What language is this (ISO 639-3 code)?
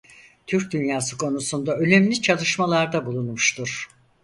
tur